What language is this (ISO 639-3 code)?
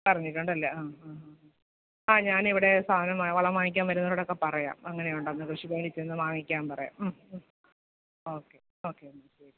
mal